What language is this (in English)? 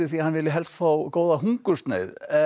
Icelandic